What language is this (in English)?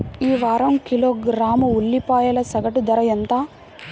Telugu